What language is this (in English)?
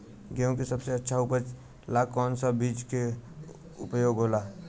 Bhojpuri